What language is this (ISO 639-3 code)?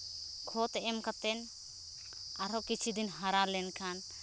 sat